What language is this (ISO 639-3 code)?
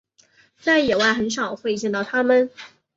zho